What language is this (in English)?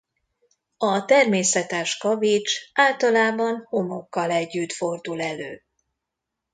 Hungarian